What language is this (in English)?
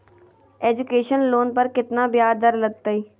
Magahi